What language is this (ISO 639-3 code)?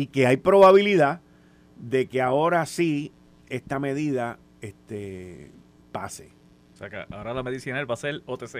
spa